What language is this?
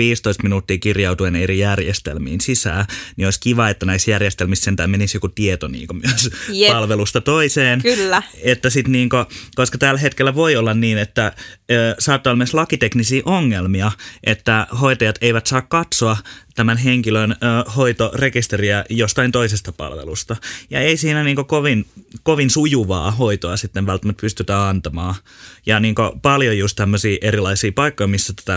Finnish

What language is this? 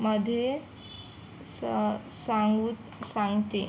Marathi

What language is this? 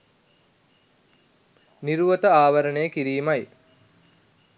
Sinhala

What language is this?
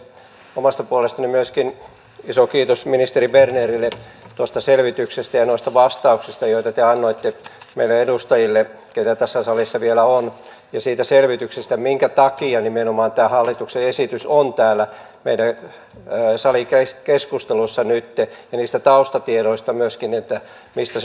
Finnish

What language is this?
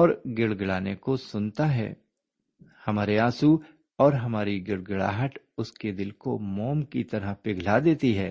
Urdu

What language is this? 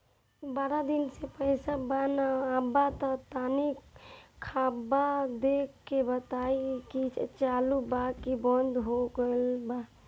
Bhojpuri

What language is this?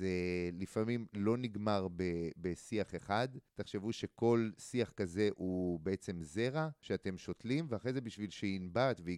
Hebrew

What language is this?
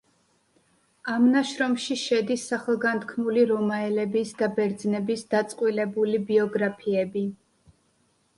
Georgian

